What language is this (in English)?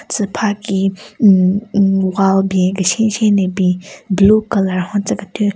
Southern Rengma Naga